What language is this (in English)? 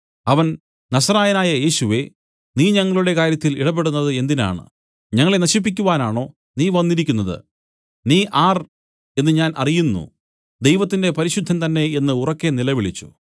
Malayalam